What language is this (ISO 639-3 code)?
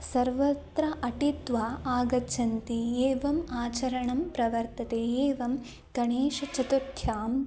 san